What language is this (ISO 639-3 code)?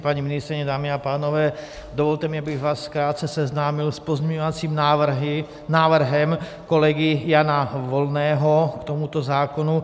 ces